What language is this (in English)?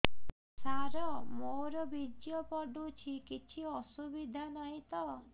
Odia